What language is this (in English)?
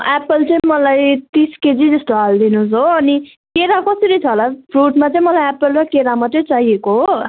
Nepali